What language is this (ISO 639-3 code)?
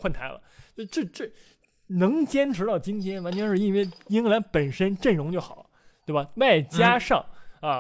zho